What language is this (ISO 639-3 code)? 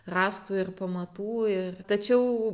lit